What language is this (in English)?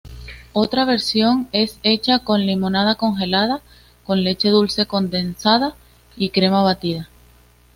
Spanish